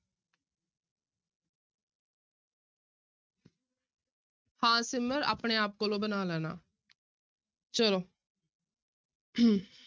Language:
Punjabi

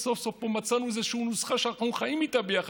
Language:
Hebrew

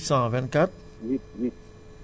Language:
Wolof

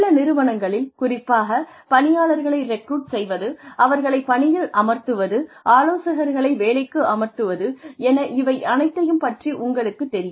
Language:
Tamil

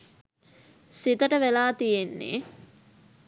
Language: Sinhala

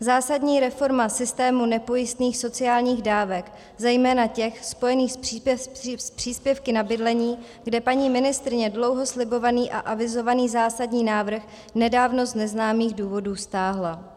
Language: Czech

